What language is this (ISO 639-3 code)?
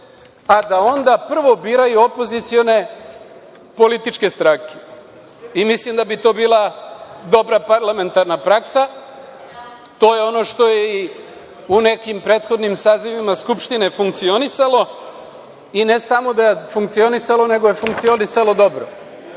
srp